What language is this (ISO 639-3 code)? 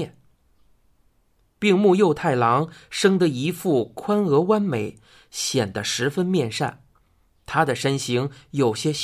zho